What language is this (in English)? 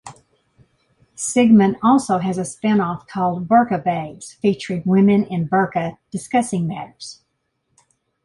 English